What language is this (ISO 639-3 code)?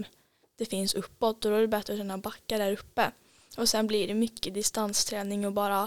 swe